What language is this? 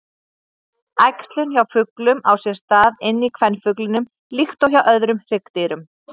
Icelandic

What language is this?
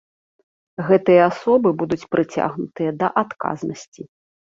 Belarusian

